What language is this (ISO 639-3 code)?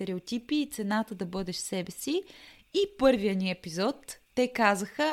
bul